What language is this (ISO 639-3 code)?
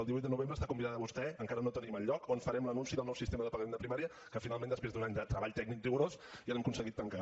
cat